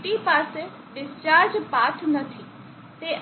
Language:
Gujarati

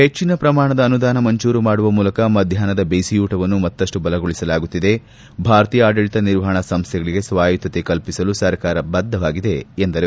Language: Kannada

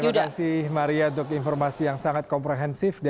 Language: Indonesian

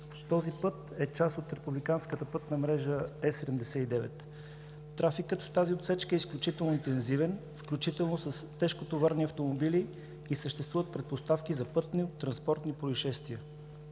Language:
Bulgarian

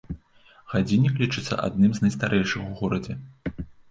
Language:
Belarusian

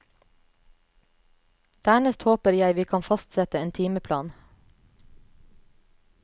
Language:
Norwegian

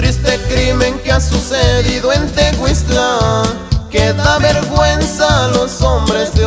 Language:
Spanish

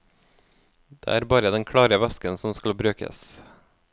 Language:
Norwegian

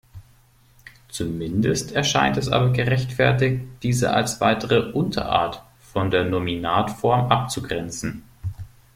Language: German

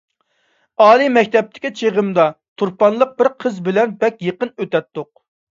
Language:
Uyghur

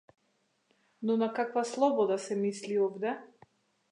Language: Macedonian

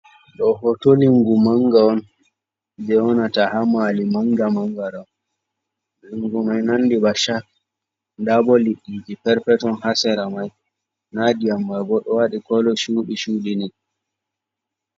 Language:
Fula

